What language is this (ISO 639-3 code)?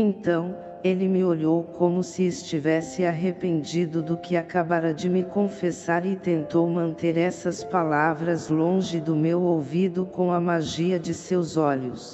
por